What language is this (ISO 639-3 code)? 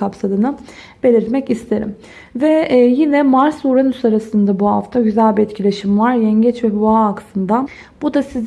tur